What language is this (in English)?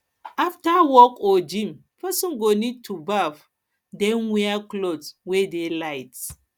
Nigerian Pidgin